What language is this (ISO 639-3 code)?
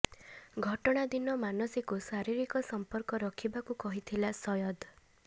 ori